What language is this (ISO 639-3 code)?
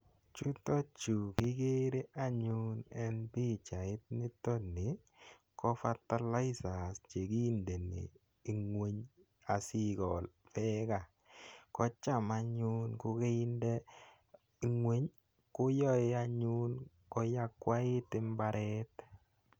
kln